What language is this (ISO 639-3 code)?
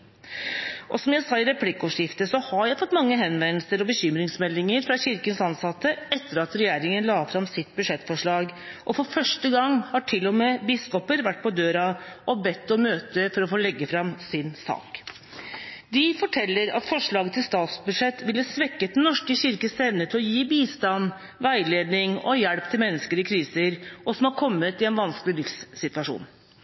nob